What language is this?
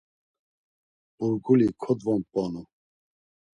Laz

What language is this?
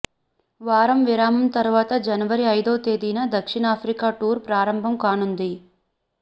Telugu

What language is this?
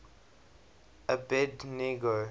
English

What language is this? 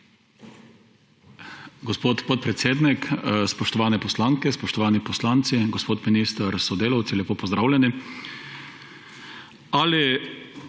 Slovenian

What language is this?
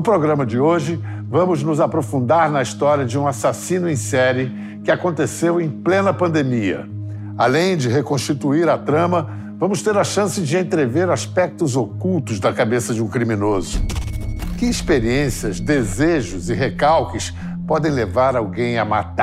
Portuguese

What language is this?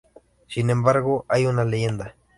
Spanish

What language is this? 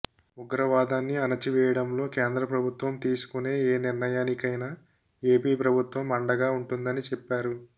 Telugu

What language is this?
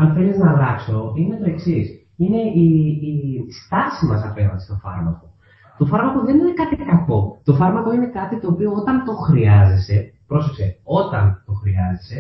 Greek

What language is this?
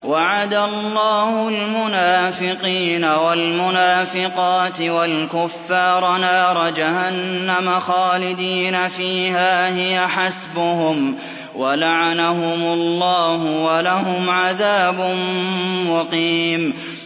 Arabic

